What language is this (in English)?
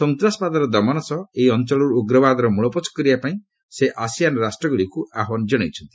Odia